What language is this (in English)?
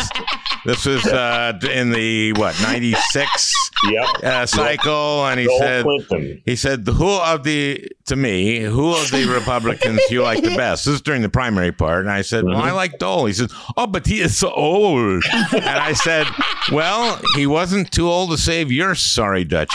English